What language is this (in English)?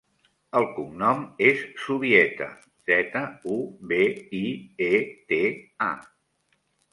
Catalan